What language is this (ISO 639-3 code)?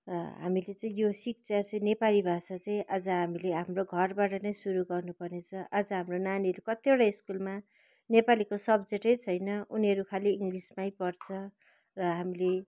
nep